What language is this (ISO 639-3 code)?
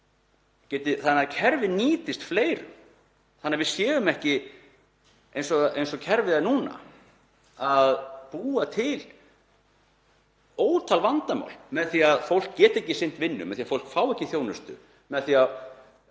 isl